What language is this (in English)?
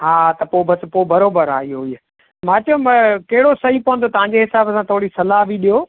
Sindhi